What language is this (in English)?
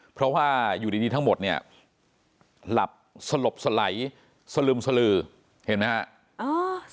Thai